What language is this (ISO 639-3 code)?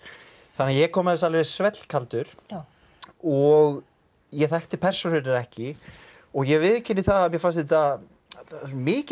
isl